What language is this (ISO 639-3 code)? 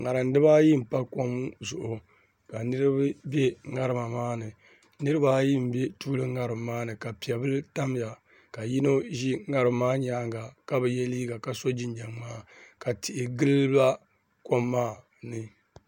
dag